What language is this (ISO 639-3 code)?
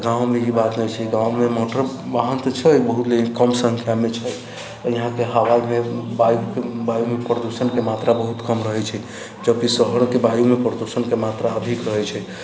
mai